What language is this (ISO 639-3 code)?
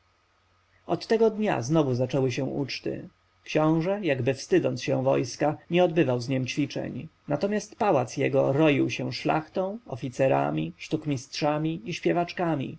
pol